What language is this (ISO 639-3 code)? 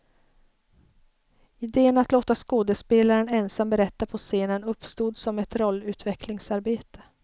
swe